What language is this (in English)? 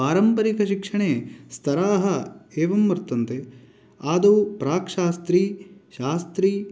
Sanskrit